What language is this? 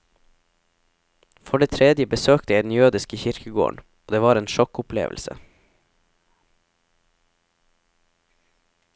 Norwegian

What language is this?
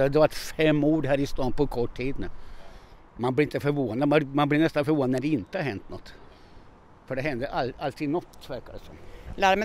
Swedish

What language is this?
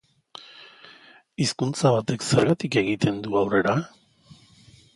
Basque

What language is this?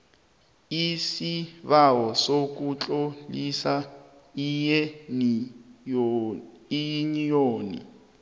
South Ndebele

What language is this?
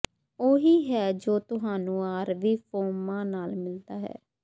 Punjabi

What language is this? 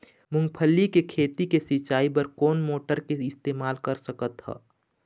Chhattisgarhi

